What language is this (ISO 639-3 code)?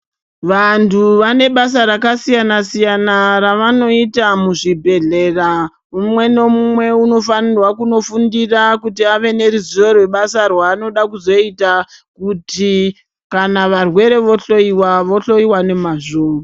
ndc